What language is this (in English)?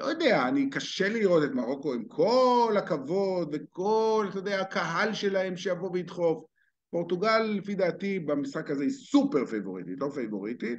Hebrew